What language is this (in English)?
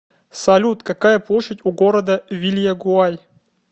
Russian